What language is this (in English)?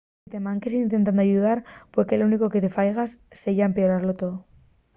Asturian